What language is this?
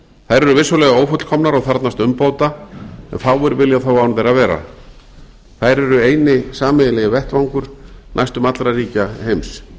Icelandic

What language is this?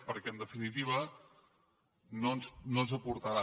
Catalan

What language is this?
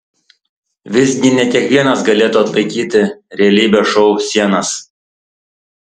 Lithuanian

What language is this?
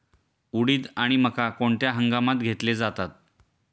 Marathi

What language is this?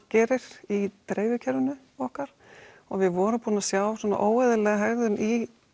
Icelandic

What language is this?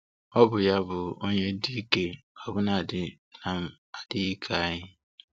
Igbo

